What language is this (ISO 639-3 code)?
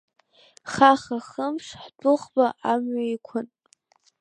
abk